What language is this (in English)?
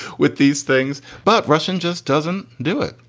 English